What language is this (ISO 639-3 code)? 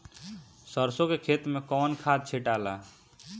bho